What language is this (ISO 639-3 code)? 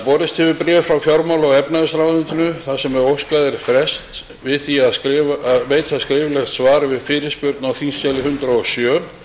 isl